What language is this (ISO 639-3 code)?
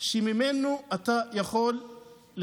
heb